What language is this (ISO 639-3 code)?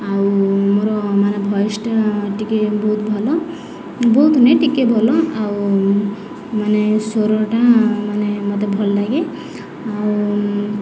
ori